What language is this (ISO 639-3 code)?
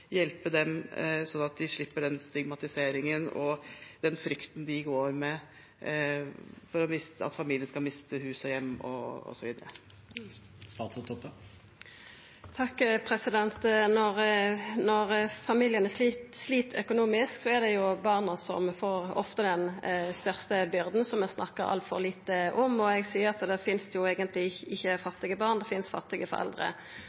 nor